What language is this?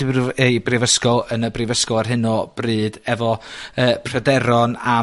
Welsh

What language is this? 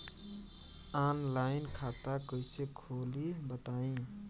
Bhojpuri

